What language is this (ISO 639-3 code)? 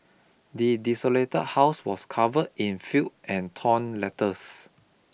eng